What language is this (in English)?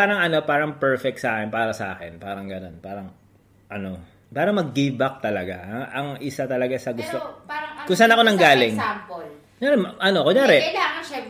Filipino